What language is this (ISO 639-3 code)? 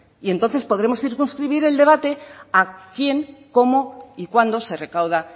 spa